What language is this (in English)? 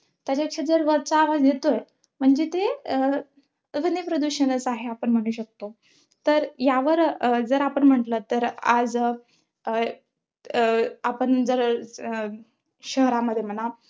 Marathi